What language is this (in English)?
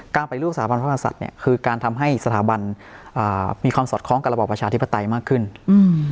Thai